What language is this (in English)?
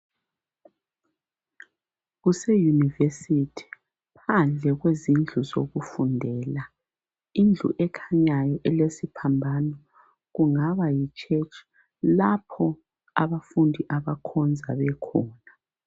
North Ndebele